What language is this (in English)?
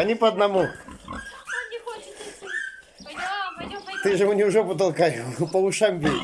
Russian